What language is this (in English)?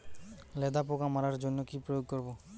Bangla